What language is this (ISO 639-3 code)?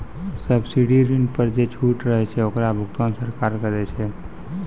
mai